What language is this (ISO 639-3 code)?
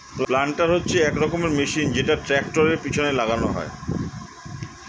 ben